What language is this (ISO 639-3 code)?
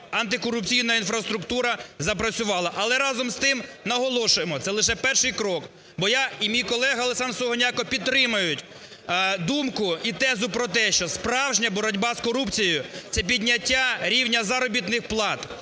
ukr